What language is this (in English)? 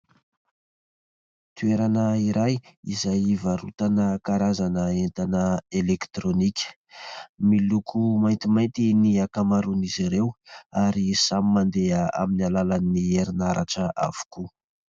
Malagasy